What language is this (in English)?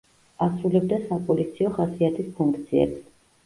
Georgian